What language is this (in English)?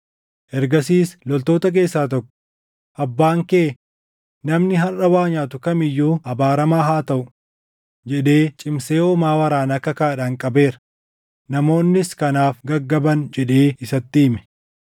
Oromo